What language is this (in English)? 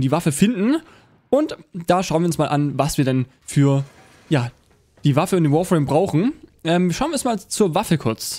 German